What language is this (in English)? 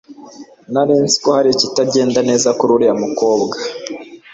Kinyarwanda